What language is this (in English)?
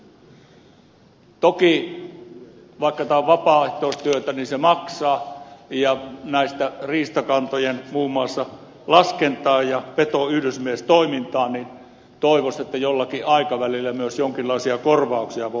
Finnish